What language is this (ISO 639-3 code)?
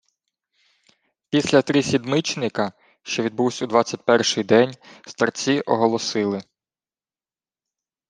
ukr